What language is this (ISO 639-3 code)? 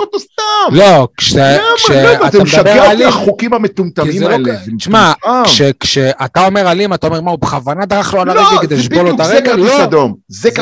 heb